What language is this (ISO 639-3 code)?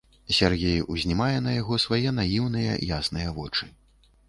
bel